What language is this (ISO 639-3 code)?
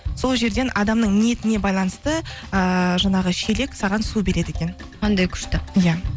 kaz